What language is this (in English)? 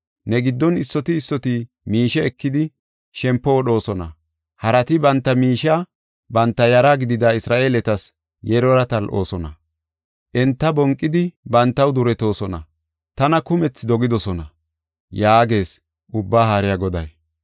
Gofa